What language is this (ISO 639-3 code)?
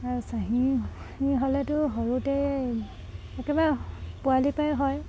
asm